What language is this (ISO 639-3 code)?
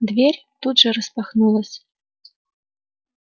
rus